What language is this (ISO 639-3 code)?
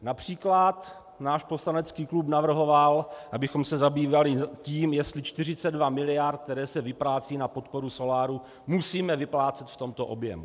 ces